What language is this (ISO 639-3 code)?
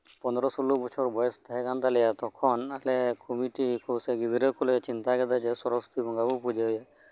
sat